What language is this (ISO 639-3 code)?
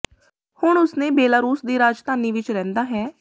pan